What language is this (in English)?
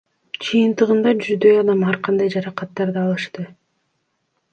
Kyrgyz